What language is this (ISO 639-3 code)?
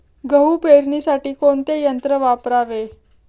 mar